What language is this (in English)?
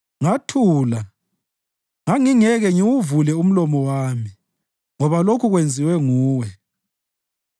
North Ndebele